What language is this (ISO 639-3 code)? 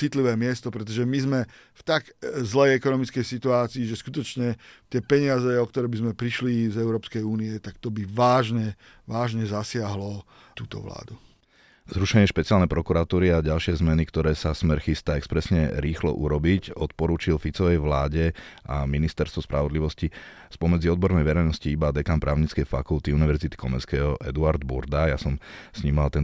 slk